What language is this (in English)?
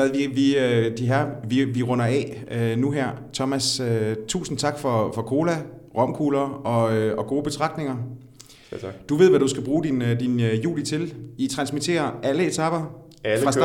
Danish